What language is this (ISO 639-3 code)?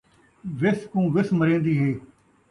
skr